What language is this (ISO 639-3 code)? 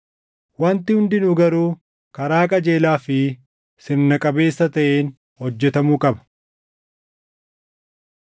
orm